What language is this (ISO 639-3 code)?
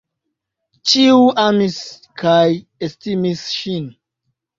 epo